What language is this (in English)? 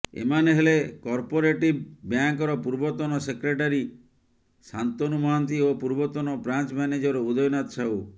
Odia